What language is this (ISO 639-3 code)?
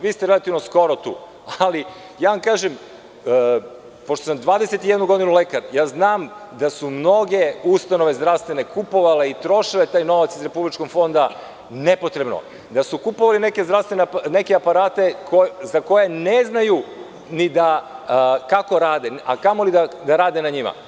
srp